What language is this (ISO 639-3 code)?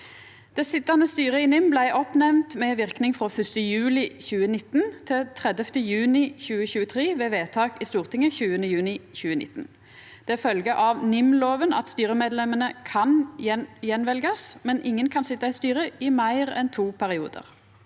nor